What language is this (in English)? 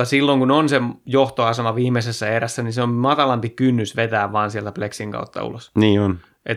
Finnish